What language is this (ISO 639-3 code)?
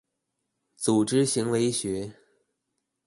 zho